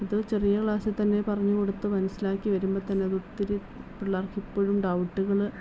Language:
Malayalam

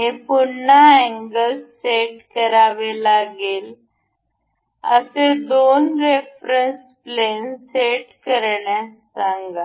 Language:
Marathi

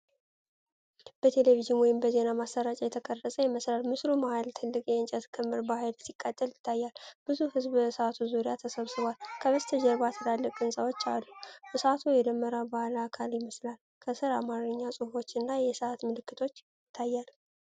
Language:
Amharic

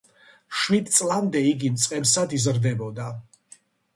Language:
Georgian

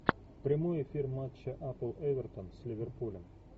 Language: Russian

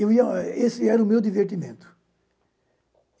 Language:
Portuguese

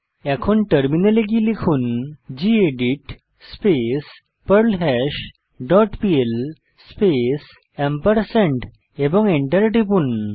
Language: Bangla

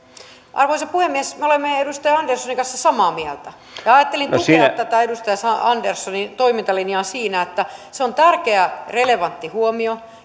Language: Finnish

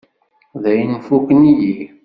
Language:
Kabyle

